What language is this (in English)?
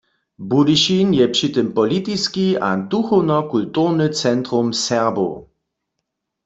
Upper Sorbian